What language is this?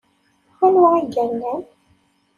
Kabyle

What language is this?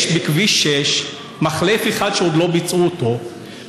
Hebrew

